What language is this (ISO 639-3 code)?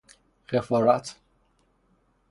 fas